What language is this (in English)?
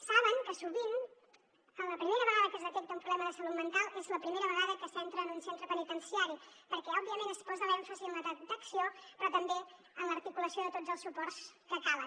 Catalan